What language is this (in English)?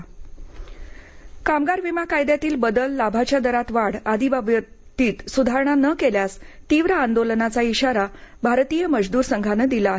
Marathi